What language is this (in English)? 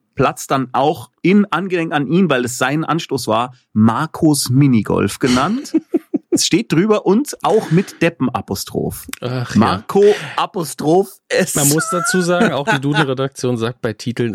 German